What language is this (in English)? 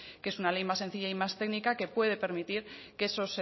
Spanish